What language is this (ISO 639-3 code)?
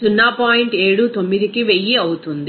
tel